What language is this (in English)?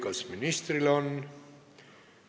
Estonian